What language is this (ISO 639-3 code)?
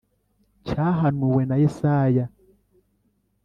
kin